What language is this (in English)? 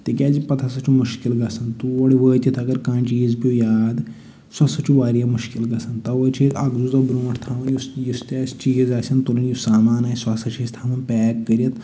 Kashmiri